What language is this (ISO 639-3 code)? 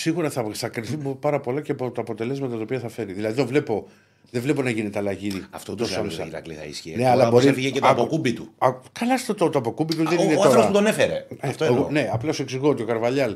ell